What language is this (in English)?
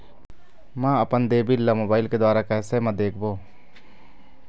Chhattisgarhi